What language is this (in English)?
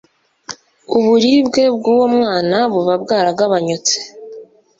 Kinyarwanda